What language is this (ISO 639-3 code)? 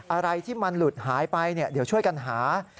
tha